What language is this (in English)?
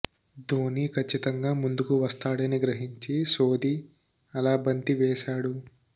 Telugu